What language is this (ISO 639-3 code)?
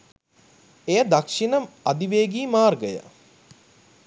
sin